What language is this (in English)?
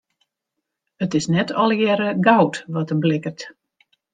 Western Frisian